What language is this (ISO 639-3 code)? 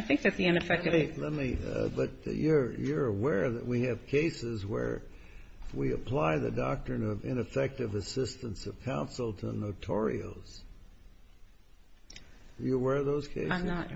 eng